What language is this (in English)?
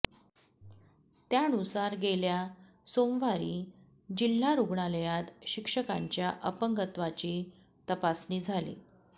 Marathi